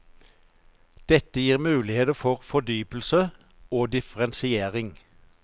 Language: Norwegian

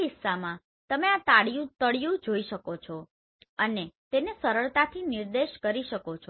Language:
Gujarati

